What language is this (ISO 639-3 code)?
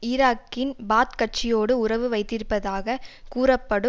tam